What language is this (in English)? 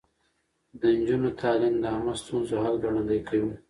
Pashto